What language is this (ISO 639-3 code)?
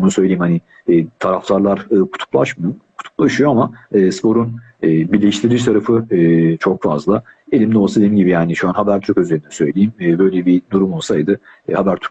tur